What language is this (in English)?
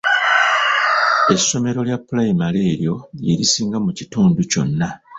Ganda